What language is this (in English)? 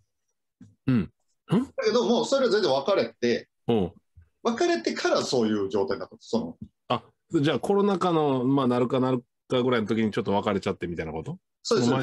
Japanese